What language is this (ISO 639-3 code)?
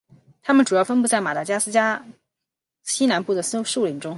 zho